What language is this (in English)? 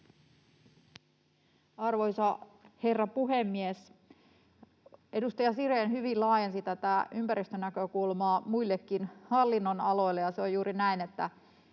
Finnish